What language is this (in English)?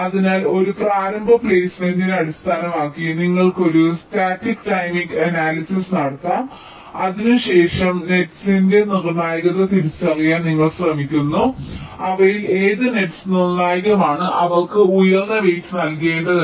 Malayalam